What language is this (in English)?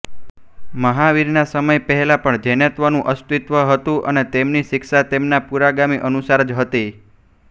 Gujarati